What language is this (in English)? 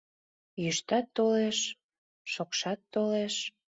Mari